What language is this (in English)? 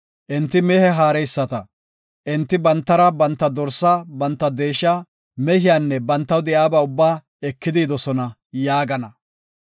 Gofa